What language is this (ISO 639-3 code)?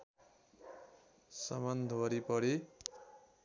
nep